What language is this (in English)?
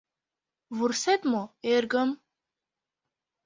Mari